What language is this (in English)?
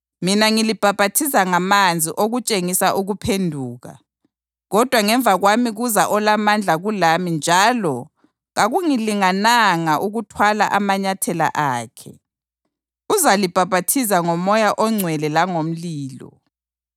North Ndebele